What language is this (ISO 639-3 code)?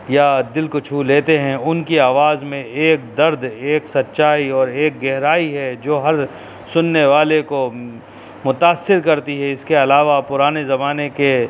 urd